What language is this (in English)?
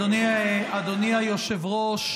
Hebrew